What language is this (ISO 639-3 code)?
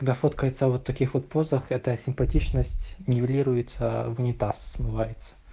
rus